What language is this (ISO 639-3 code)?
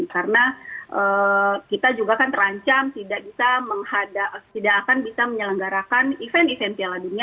ind